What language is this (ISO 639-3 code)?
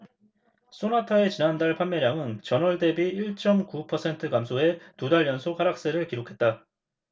kor